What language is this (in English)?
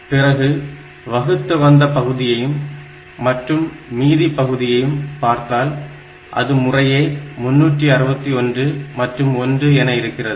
Tamil